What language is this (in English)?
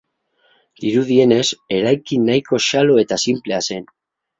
Basque